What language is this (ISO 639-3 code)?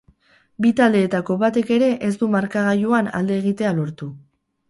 eus